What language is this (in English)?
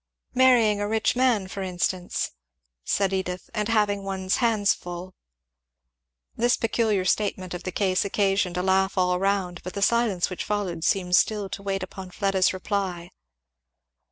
English